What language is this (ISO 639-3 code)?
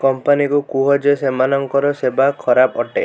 ori